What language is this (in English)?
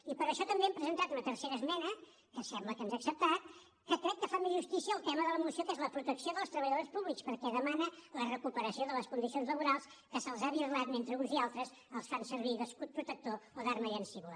Catalan